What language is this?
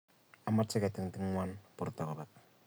Kalenjin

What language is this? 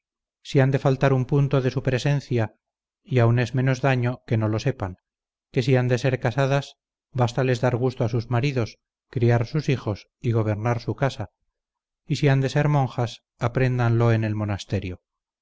Spanish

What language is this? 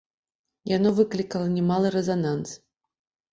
Belarusian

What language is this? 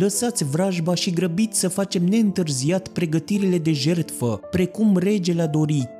Romanian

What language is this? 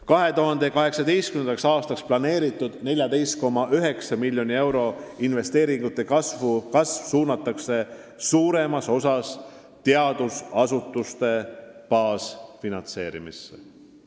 Estonian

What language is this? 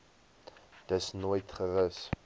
Afrikaans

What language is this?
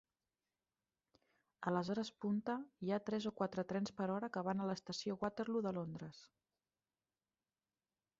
Catalan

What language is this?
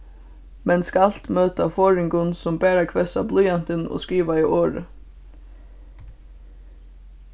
Faroese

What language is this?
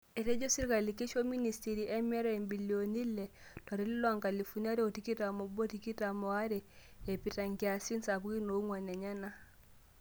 Masai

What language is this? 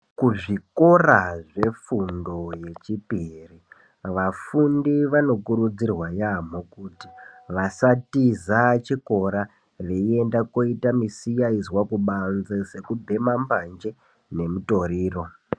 Ndau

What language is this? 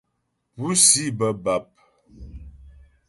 Ghomala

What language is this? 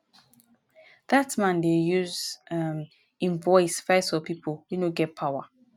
Nigerian Pidgin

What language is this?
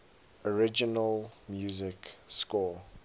English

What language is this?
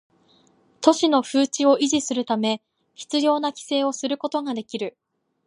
Japanese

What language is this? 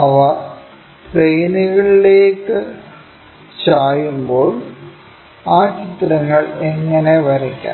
Malayalam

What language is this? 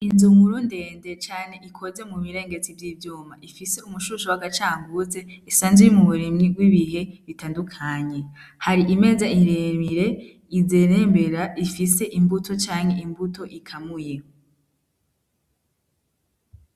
Rundi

